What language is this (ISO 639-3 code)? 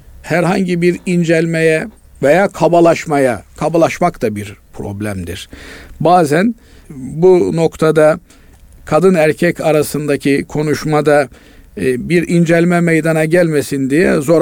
tur